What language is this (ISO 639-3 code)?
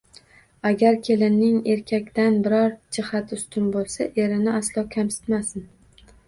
uzb